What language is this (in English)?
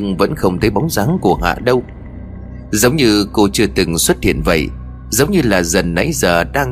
Vietnamese